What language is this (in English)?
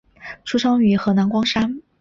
Chinese